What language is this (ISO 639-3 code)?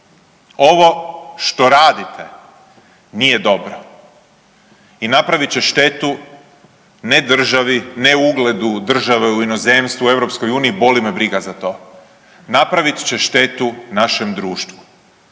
hrv